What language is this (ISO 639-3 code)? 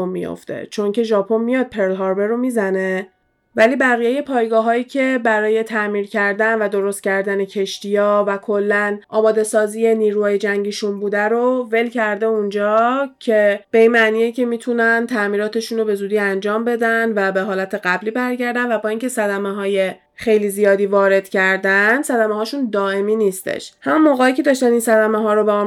fas